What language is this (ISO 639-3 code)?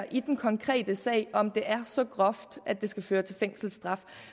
dan